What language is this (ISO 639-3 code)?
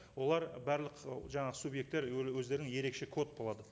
kaz